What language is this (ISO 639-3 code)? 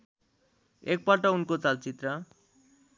nep